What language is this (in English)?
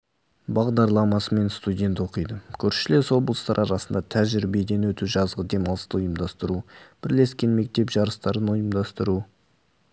Kazakh